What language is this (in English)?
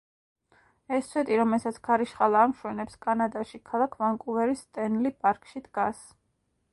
Georgian